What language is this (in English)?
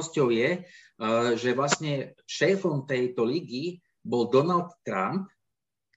Slovak